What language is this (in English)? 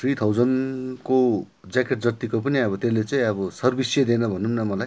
Nepali